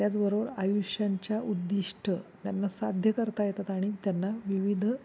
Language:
Marathi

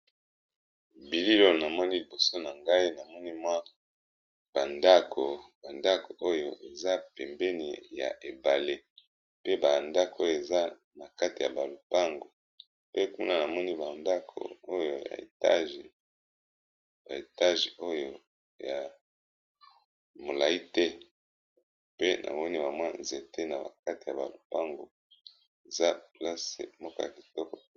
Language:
Lingala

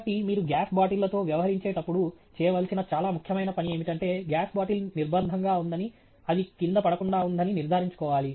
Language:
Telugu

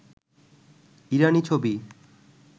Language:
Bangla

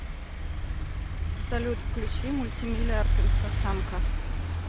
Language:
Russian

